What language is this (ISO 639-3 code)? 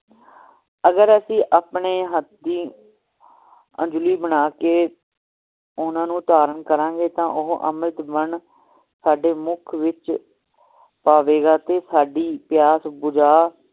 pan